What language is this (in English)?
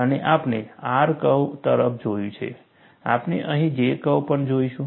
Gujarati